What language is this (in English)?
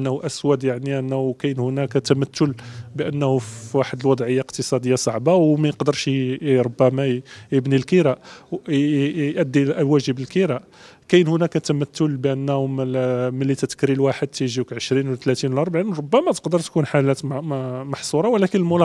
Arabic